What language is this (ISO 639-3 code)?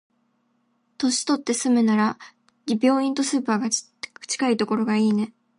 jpn